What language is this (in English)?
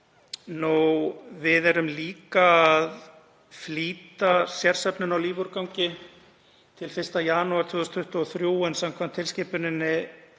Icelandic